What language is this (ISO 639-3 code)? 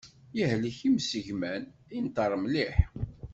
kab